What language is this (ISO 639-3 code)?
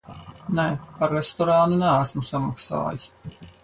lav